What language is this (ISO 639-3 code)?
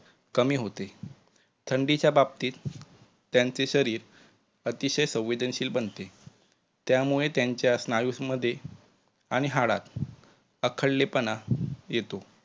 mar